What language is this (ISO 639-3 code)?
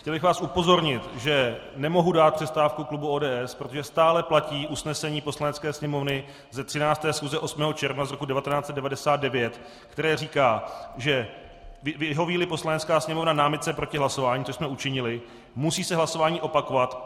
ces